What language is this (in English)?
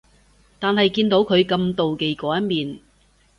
Cantonese